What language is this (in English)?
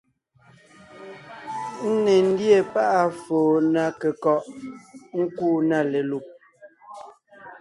Ngiemboon